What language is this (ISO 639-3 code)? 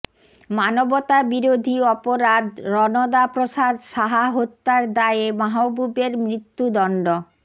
ben